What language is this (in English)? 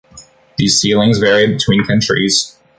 English